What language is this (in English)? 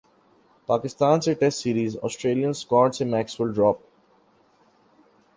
Urdu